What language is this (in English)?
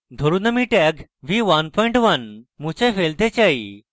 Bangla